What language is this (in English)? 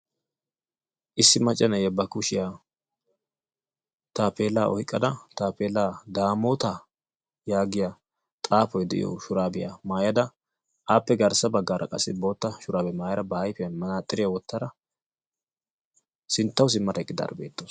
Wolaytta